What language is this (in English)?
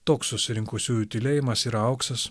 Lithuanian